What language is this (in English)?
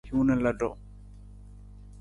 Nawdm